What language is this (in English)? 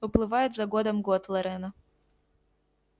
Russian